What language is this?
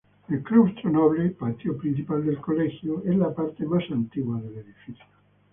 Spanish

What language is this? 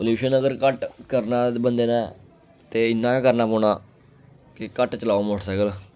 Dogri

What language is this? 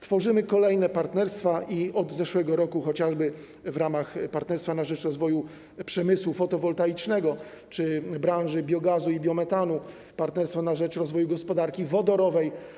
Polish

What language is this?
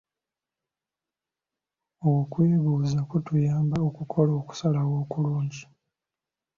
Ganda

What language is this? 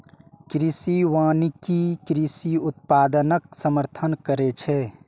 Maithili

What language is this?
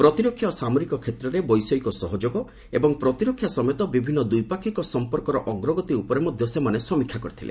Odia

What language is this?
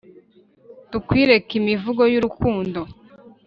Kinyarwanda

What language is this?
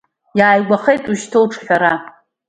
Abkhazian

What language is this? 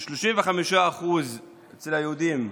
Hebrew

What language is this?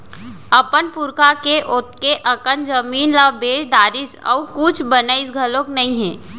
Chhattisgarhi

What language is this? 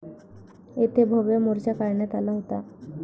Marathi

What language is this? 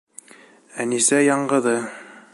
Bashkir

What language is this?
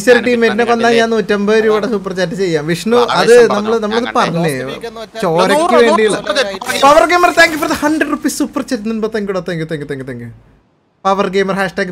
Malayalam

